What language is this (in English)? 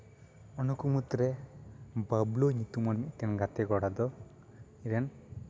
Santali